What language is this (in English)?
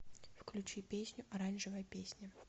Russian